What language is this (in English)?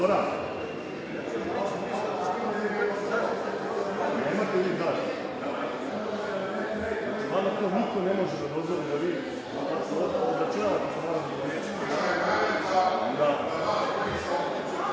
Serbian